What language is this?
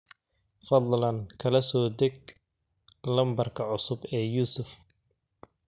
Somali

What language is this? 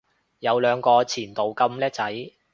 Cantonese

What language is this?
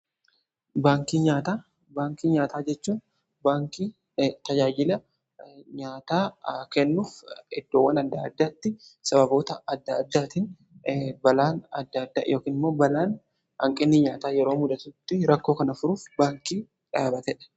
Oromo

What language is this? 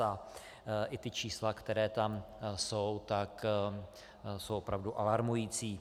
Czech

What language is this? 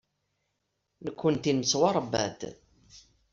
Kabyle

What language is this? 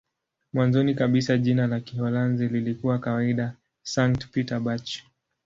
Swahili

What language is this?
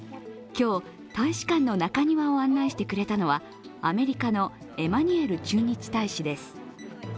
Japanese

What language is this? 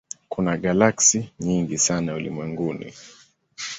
Swahili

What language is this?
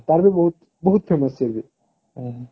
Odia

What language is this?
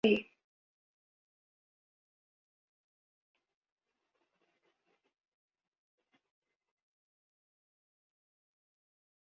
Thai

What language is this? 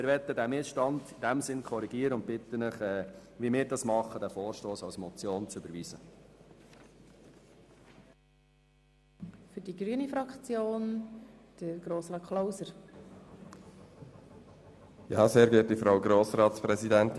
Swiss German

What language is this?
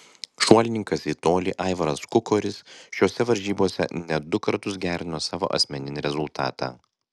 Lithuanian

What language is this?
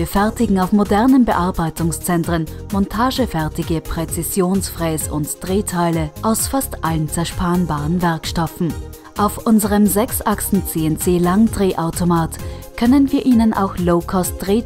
German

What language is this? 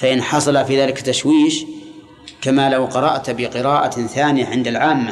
Arabic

